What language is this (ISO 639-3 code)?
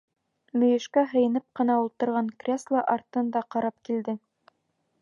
bak